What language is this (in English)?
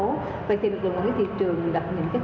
Vietnamese